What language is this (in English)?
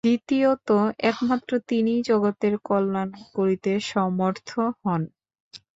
Bangla